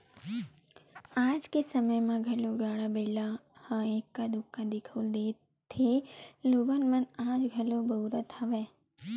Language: Chhattisgarhi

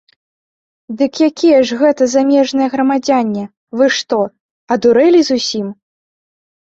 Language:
Belarusian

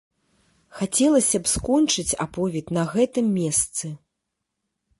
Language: Belarusian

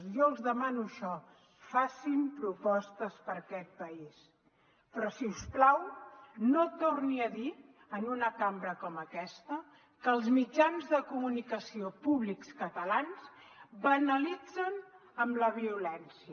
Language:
Catalan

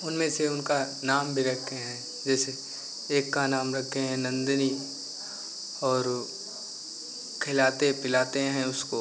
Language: Hindi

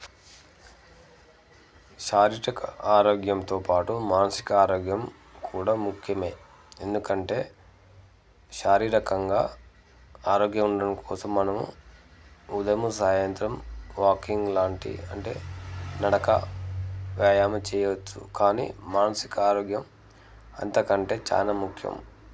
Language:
Telugu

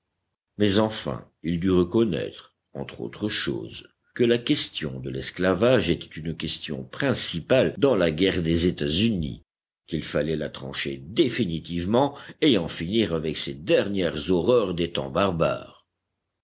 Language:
French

